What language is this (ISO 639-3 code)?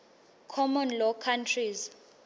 ssw